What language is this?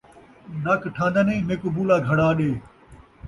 Saraiki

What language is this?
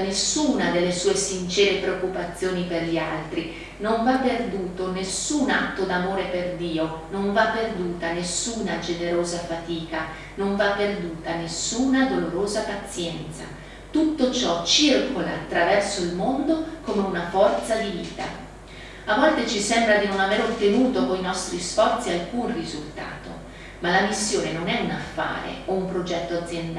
Italian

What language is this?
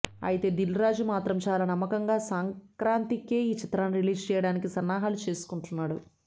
Telugu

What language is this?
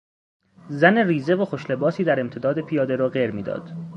Persian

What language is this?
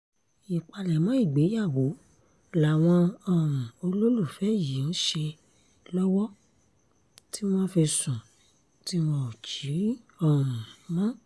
Yoruba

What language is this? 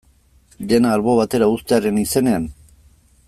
Basque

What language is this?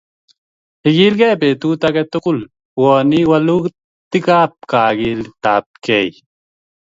Kalenjin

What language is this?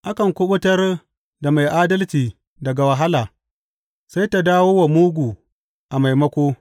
Hausa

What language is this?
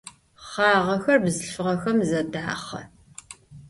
Adyghe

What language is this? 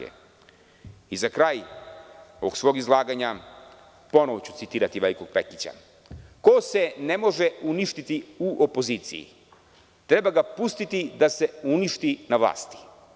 Serbian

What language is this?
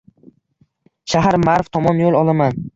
Uzbek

